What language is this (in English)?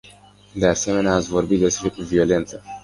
Romanian